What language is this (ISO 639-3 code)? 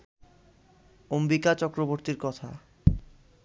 ben